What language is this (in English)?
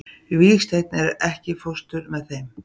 Icelandic